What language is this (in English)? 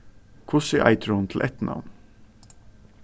Faroese